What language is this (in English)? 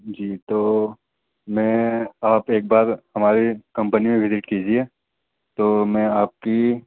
Urdu